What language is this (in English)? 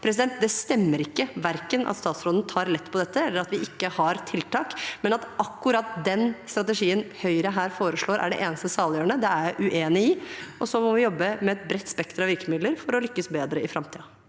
Norwegian